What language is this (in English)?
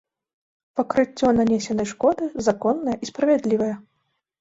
Belarusian